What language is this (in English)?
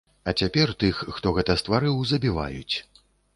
Belarusian